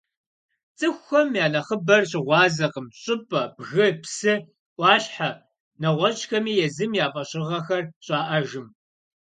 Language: Kabardian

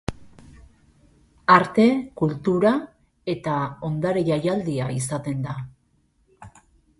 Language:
Basque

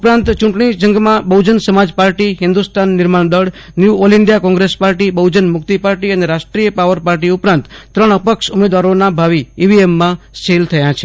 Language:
Gujarati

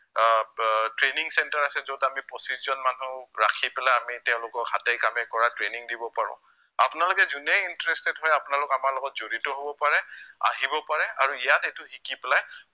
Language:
Assamese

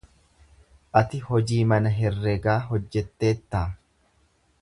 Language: Oromo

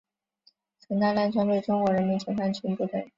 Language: Chinese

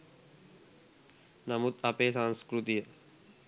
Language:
Sinhala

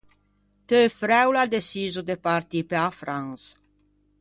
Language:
Ligurian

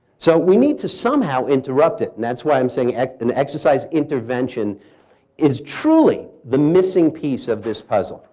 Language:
English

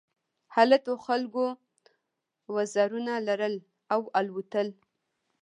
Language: Pashto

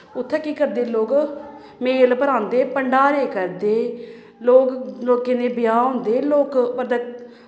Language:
Dogri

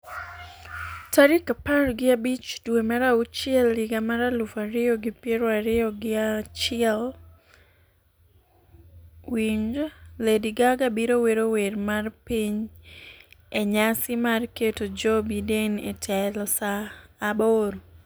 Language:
Luo (Kenya and Tanzania)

